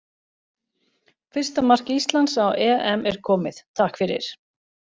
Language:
Icelandic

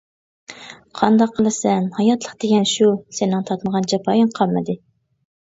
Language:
Uyghur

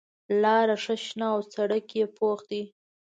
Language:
Pashto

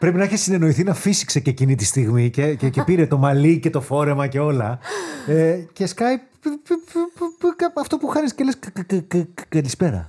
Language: Greek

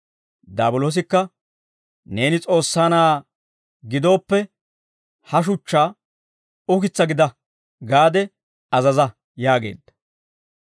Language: Dawro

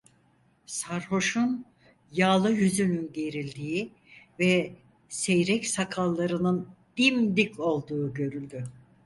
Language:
Turkish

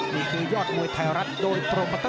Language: Thai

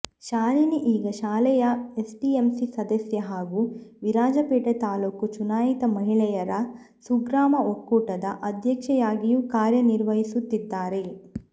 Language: Kannada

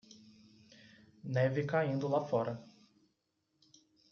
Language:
Portuguese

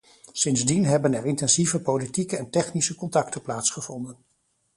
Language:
Dutch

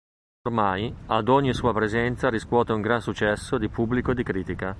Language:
Italian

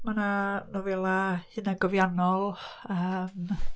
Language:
Welsh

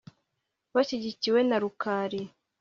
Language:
Kinyarwanda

